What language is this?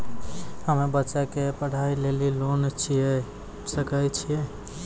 Maithili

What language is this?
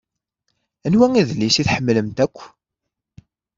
Kabyle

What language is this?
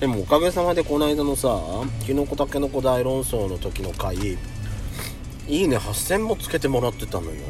Japanese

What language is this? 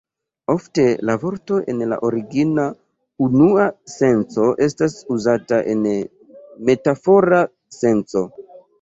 Esperanto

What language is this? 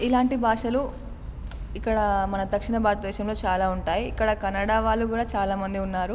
Telugu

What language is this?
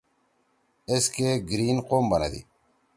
Torwali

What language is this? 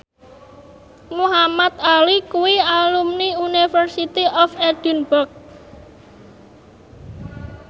Javanese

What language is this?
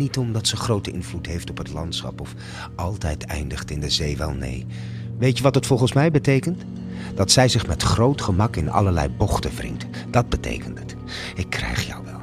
Dutch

